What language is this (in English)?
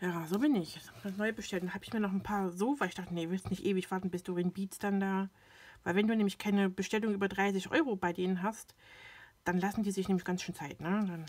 German